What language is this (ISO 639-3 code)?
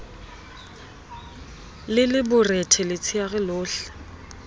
sot